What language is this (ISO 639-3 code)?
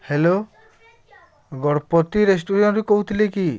ori